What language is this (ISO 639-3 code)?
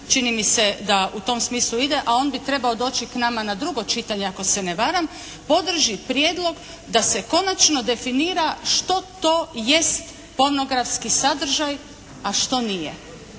hrv